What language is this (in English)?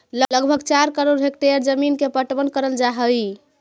Magahi